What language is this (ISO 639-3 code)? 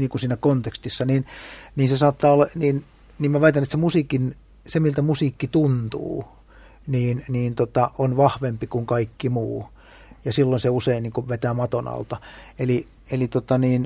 fin